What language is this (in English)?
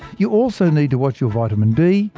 English